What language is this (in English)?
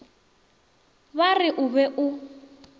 Northern Sotho